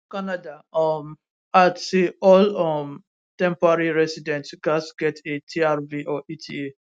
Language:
Nigerian Pidgin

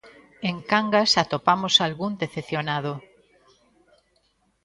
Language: Galician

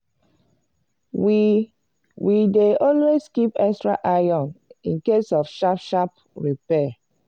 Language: Nigerian Pidgin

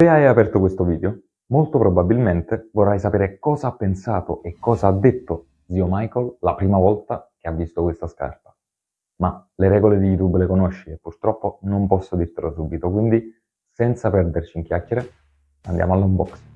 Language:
Italian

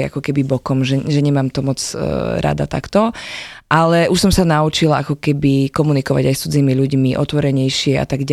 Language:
Slovak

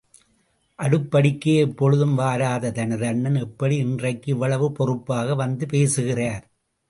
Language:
Tamil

